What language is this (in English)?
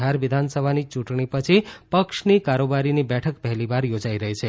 Gujarati